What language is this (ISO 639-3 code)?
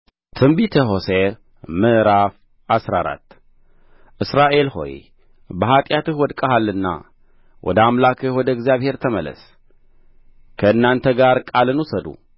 amh